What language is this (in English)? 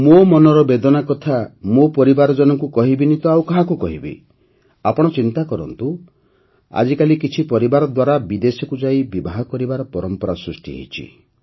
Odia